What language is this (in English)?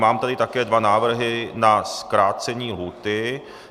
Czech